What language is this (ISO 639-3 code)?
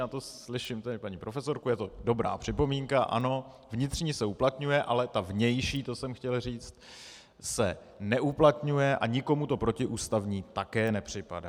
ces